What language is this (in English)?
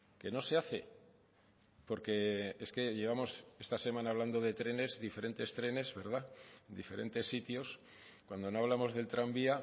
Spanish